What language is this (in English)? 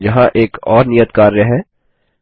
Hindi